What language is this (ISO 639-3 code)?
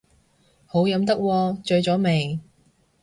yue